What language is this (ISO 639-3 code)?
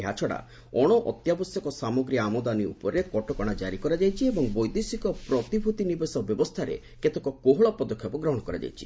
ori